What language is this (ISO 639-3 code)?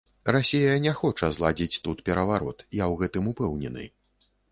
bel